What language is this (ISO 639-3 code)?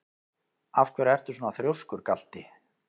isl